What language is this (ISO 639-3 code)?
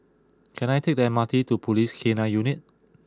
eng